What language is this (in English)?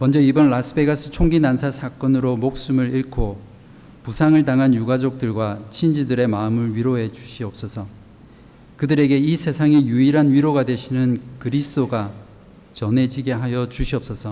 Korean